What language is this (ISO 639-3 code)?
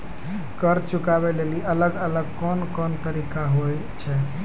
mai